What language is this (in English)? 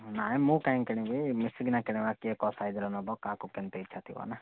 Odia